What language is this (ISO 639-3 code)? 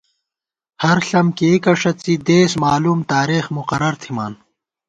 gwt